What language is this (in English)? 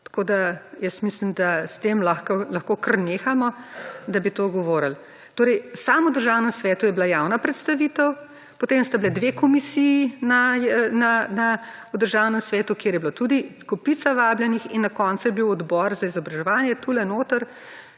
Slovenian